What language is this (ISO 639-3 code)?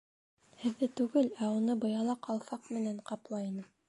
bak